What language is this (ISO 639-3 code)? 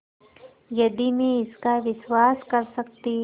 hin